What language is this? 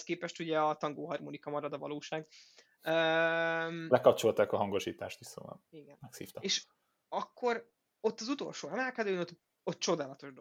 Hungarian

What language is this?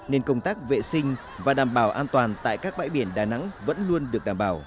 Vietnamese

